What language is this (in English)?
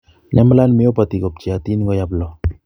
Kalenjin